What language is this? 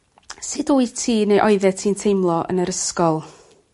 Welsh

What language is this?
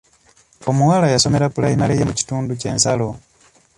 Ganda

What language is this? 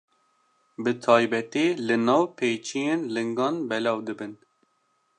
Kurdish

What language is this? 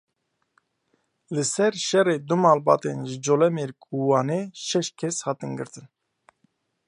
Kurdish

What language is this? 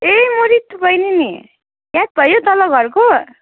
Nepali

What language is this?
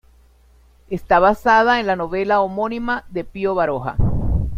Spanish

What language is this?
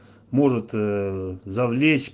Russian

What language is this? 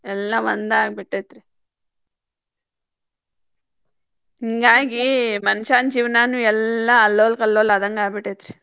Kannada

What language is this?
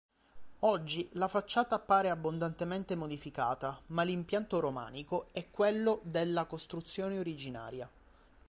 Italian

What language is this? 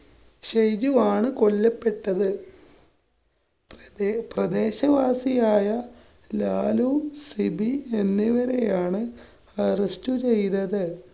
Malayalam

